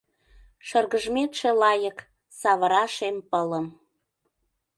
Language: Mari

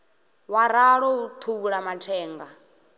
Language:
Venda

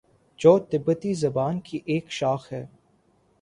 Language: Urdu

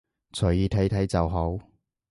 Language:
Cantonese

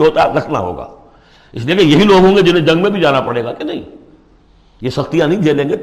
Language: Urdu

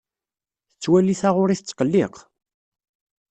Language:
Kabyle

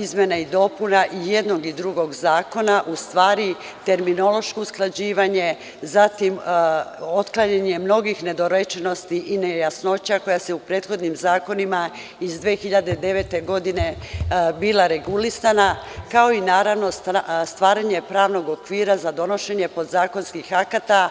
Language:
Serbian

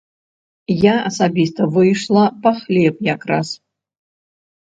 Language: Belarusian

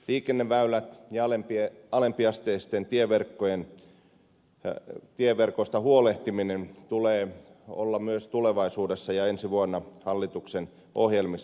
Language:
Finnish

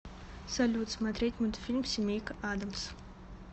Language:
Russian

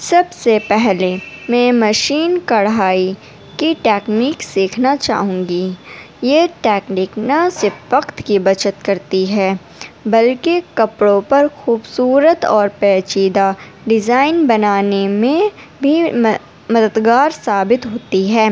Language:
Urdu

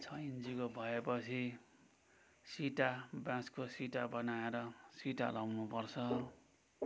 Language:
Nepali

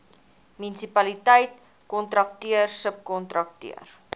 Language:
Afrikaans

